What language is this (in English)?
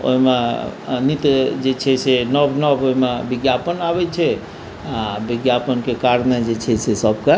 Maithili